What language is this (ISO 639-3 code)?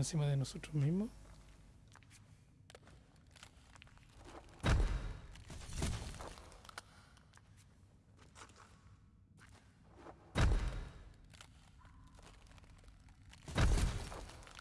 spa